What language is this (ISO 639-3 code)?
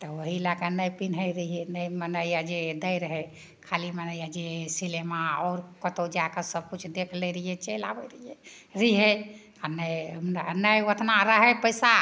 mai